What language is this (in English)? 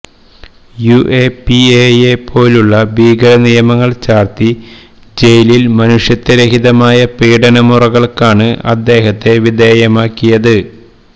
Malayalam